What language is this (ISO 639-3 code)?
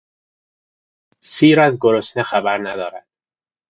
fas